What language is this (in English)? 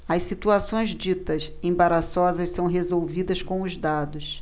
Portuguese